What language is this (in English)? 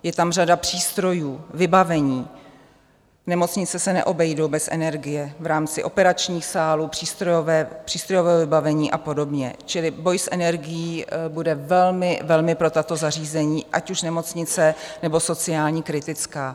Czech